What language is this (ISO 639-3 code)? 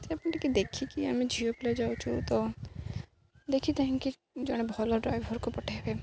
ori